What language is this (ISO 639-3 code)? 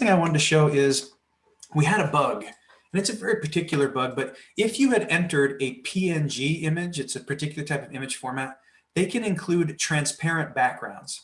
eng